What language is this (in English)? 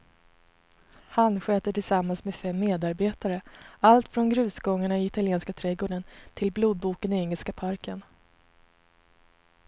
Swedish